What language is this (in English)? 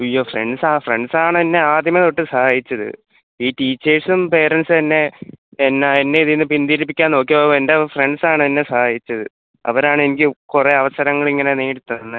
Malayalam